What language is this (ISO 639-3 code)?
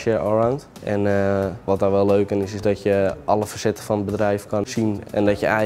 nld